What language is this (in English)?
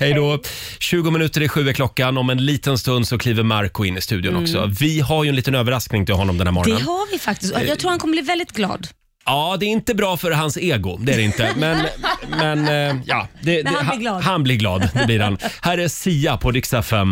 Swedish